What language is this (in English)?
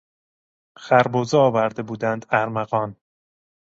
Persian